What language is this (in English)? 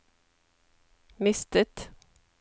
Norwegian